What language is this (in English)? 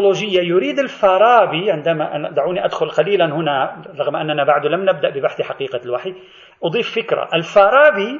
Arabic